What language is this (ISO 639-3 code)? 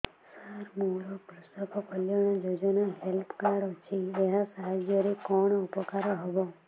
ori